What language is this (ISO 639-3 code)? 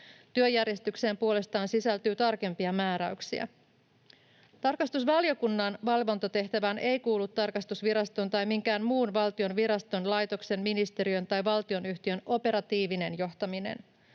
fin